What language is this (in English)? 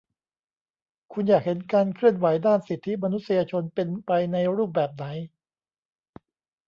Thai